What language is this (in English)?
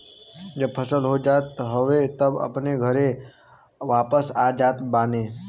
Bhojpuri